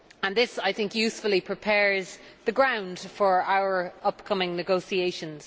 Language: English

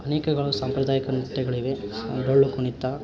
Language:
Kannada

